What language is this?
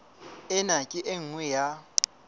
Southern Sotho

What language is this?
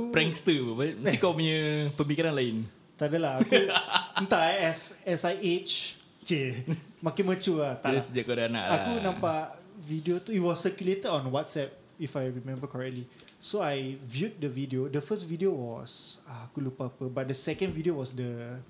Malay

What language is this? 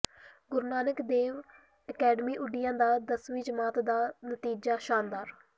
Punjabi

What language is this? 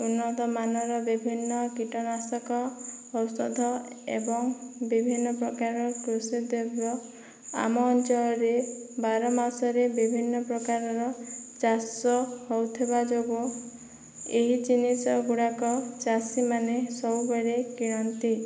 Odia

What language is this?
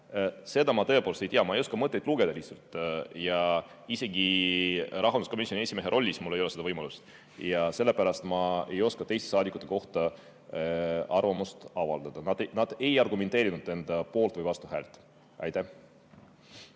Estonian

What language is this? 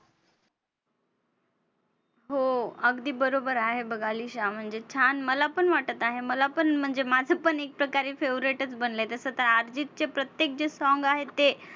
Marathi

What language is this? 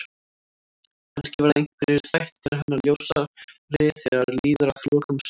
Icelandic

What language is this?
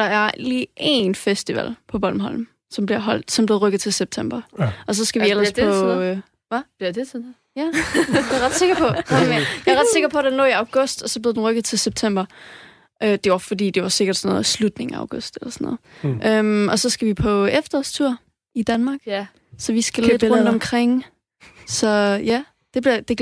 Danish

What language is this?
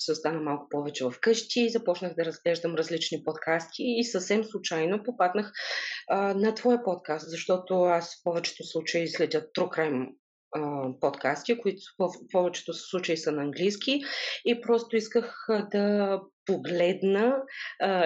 Bulgarian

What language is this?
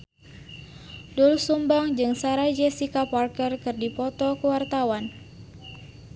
Sundanese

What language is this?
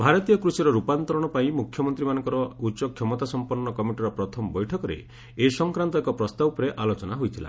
Odia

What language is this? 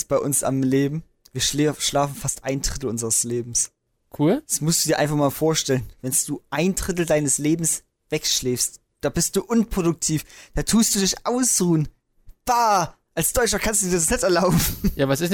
German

